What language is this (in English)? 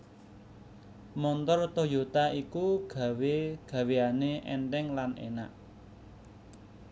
Javanese